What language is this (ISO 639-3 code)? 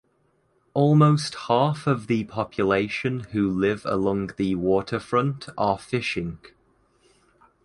eng